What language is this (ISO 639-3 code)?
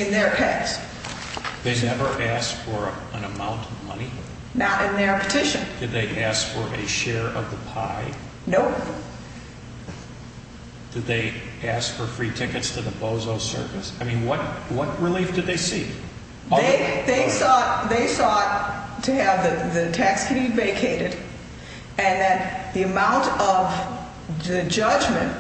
eng